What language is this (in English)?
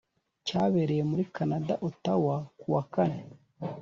Kinyarwanda